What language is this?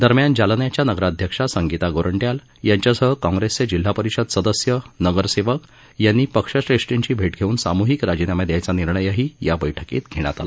Marathi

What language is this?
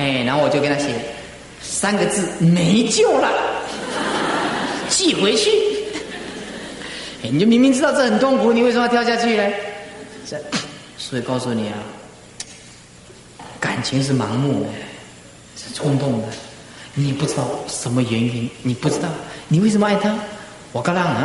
Chinese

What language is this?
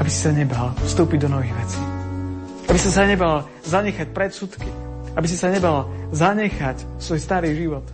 Slovak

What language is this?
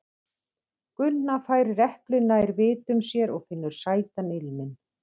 Icelandic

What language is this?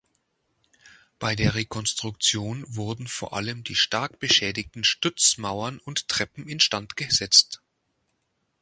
German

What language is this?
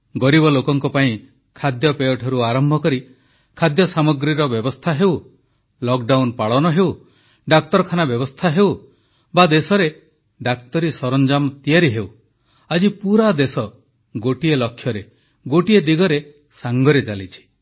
Odia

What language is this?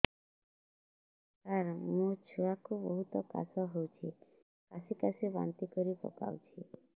Odia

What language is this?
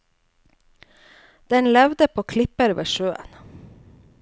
Norwegian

